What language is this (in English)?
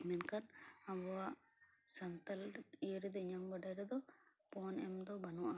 Santali